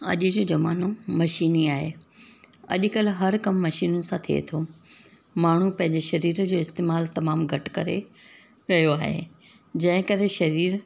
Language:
Sindhi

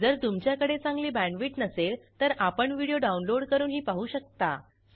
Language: Marathi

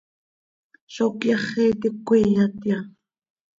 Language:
Seri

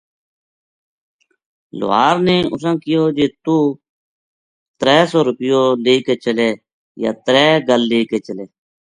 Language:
Gujari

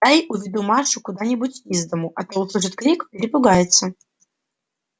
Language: Russian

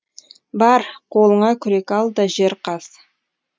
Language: Kazakh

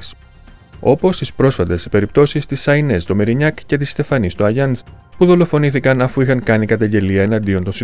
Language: Greek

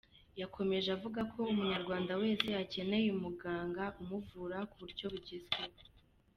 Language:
Kinyarwanda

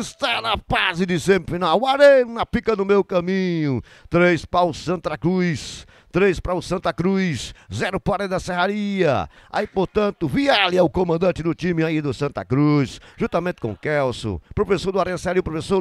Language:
Portuguese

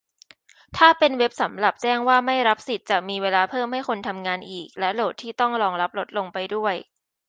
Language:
Thai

